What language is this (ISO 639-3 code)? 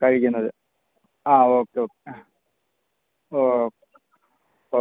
mal